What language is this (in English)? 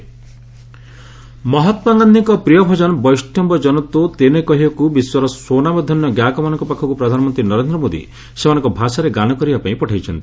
Odia